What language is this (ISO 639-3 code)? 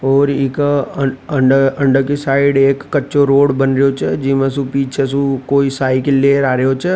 raj